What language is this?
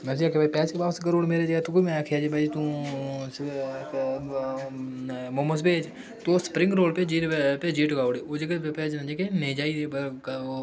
Dogri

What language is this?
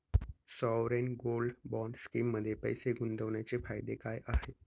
Marathi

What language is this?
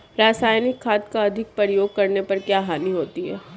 Hindi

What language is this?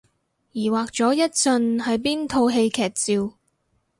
Cantonese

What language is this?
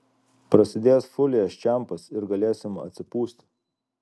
Lithuanian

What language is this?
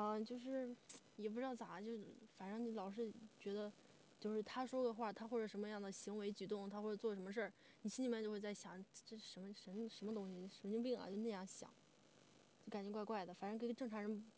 Chinese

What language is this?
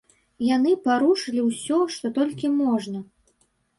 Belarusian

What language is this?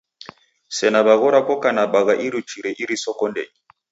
Taita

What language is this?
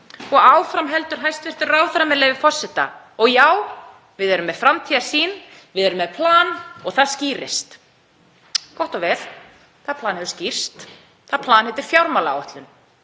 Icelandic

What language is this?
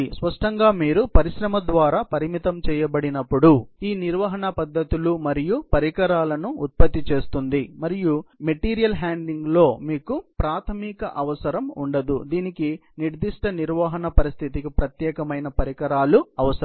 Telugu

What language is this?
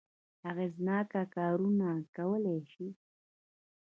Pashto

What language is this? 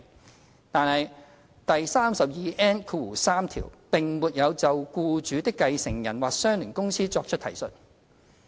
Cantonese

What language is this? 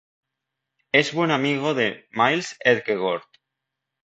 Spanish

